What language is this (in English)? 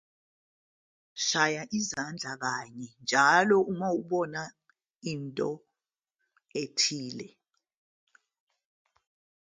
Zulu